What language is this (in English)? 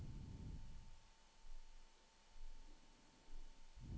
Norwegian